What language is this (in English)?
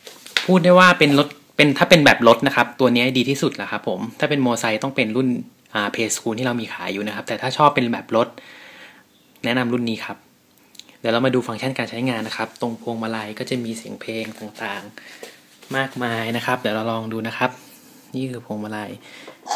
Thai